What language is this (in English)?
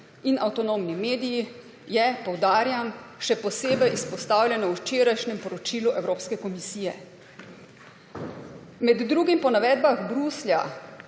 Slovenian